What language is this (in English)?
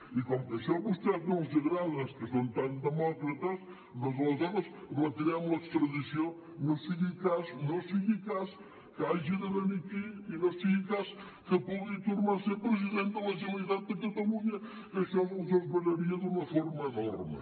Catalan